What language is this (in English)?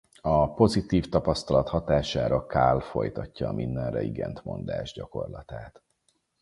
Hungarian